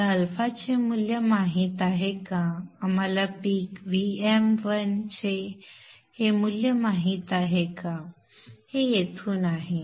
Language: Marathi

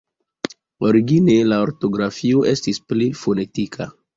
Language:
Esperanto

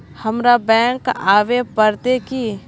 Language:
Magahi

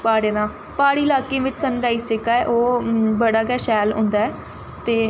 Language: Dogri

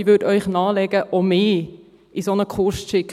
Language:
Swiss German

